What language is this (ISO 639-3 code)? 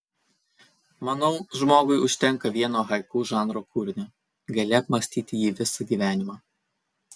lit